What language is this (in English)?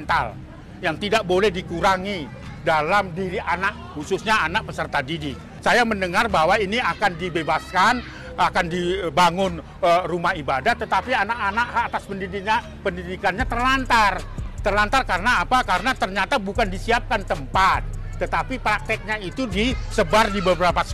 Indonesian